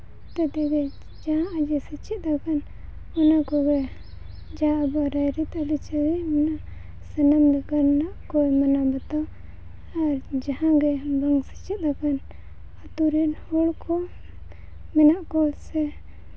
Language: Santali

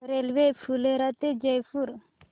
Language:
Marathi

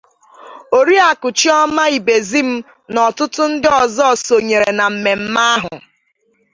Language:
Igbo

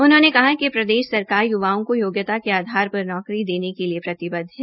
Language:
Hindi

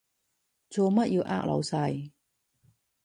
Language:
Cantonese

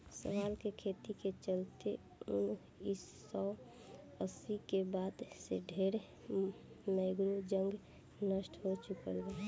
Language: Bhojpuri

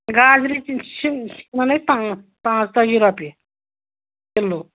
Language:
Kashmiri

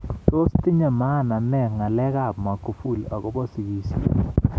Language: Kalenjin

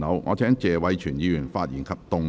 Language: Cantonese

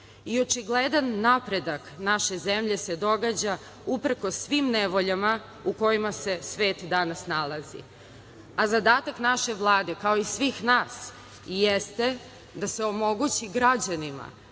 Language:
Serbian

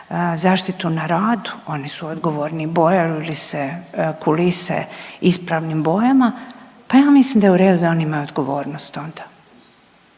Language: Croatian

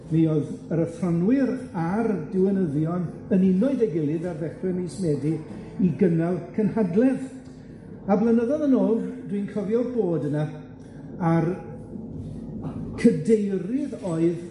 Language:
Welsh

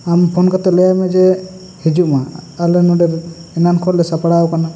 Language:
Santali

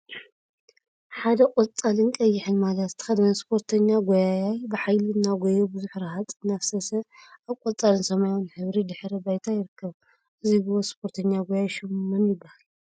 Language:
Tigrinya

